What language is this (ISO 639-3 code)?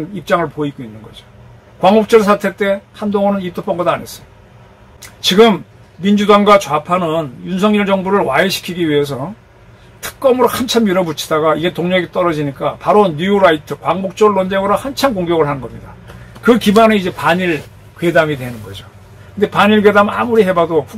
kor